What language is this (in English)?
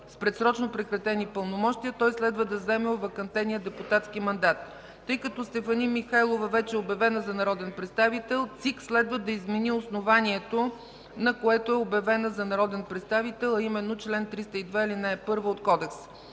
Bulgarian